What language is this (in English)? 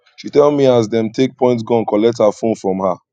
Nigerian Pidgin